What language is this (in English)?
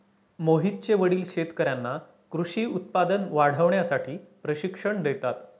Marathi